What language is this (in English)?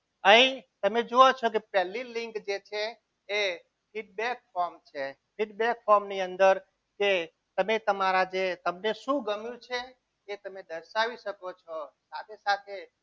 Gujarati